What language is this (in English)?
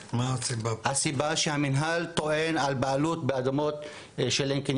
Hebrew